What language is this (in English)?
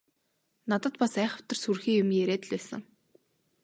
Mongolian